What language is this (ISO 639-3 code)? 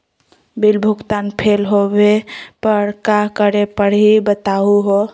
mag